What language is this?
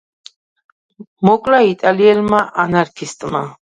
Georgian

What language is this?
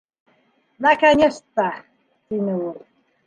Bashkir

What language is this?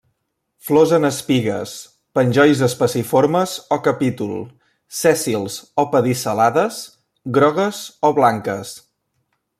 Catalan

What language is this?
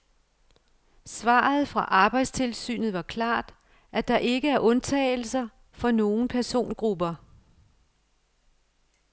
Danish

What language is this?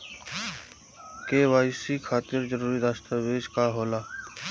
Bhojpuri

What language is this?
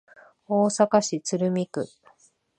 Japanese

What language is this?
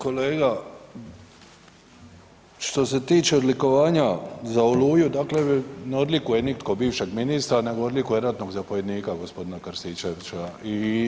Croatian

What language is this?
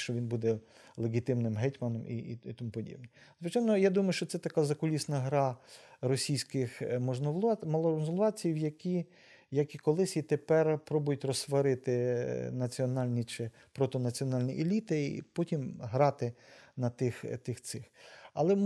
Ukrainian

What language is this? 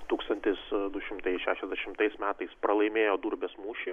Lithuanian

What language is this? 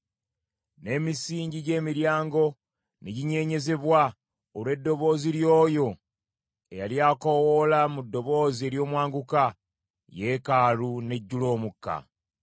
Ganda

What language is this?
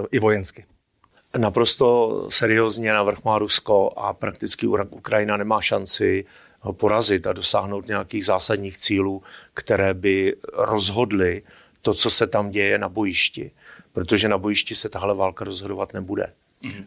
Czech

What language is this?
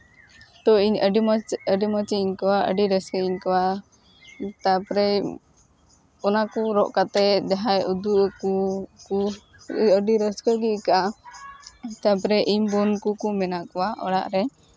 Santali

